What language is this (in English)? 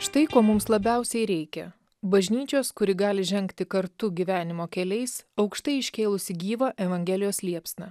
Lithuanian